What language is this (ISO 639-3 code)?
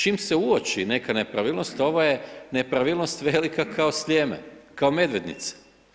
hrv